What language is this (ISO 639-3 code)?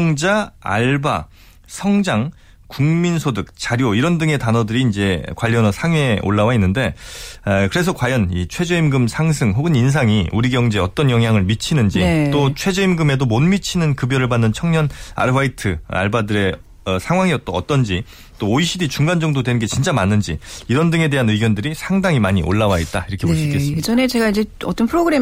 kor